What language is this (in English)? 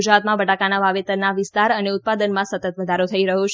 Gujarati